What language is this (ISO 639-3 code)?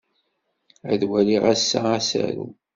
kab